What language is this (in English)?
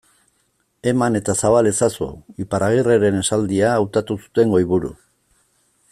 Basque